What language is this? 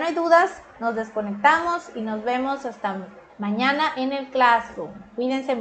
Spanish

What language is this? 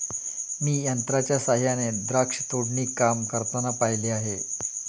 Marathi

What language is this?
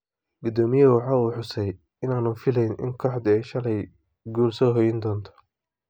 Somali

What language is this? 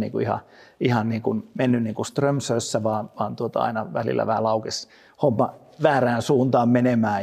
Finnish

